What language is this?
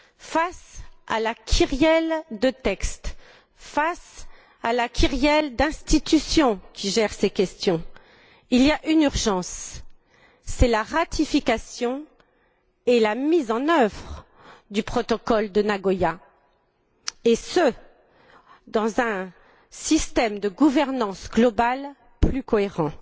French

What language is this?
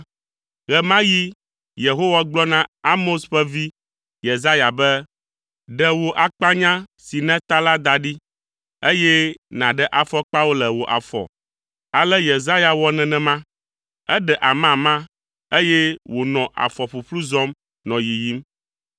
Ewe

